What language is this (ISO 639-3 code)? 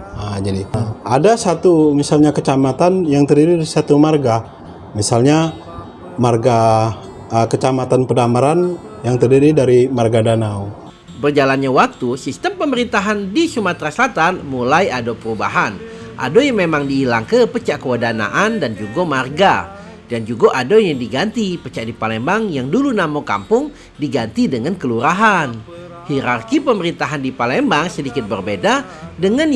ind